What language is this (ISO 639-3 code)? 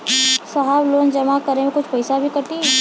bho